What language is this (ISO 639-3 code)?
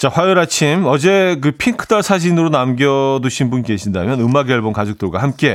kor